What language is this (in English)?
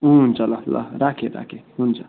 Nepali